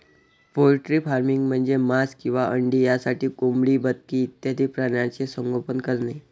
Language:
Marathi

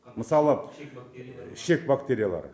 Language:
Kazakh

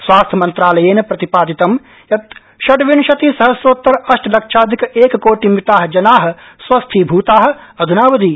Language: Sanskrit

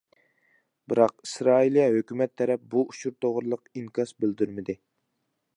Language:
Uyghur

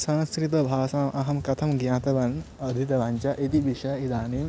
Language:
Sanskrit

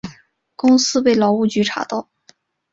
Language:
Chinese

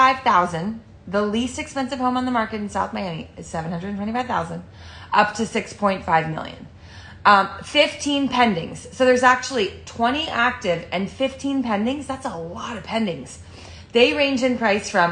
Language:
English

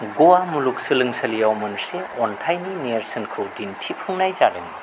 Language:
Bodo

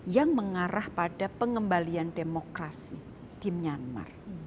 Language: Indonesian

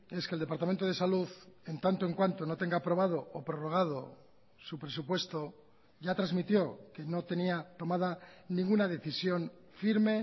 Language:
Spanish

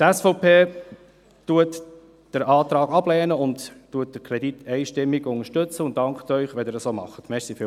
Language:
Swiss German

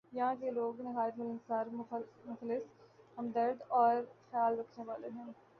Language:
Urdu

